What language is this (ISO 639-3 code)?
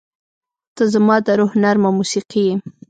pus